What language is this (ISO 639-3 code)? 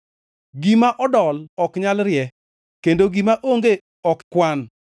luo